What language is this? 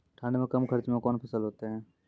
Maithili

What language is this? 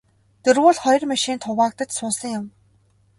Mongolian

